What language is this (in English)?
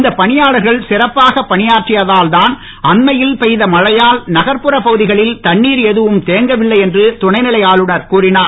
Tamil